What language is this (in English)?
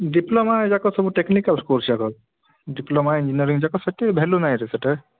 Odia